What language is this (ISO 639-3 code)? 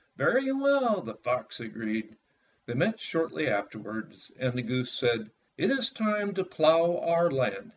eng